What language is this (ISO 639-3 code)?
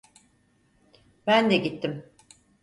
tur